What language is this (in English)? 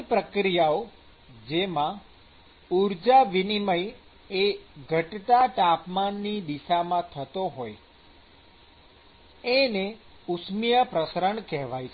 Gujarati